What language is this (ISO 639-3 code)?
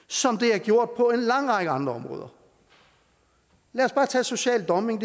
dan